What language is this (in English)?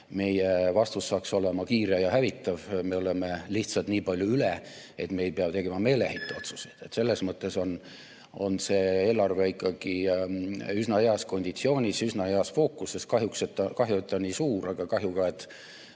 Estonian